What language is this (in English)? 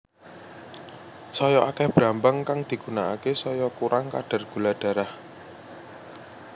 Javanese